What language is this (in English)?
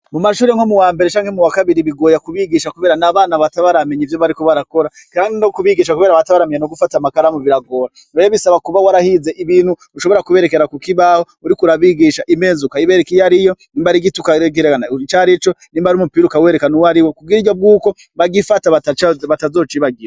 Rundi